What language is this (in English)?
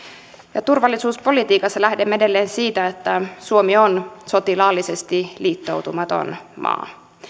Finnish